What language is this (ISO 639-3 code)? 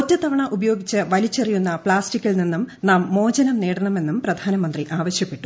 mal